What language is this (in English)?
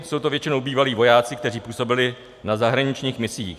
Czech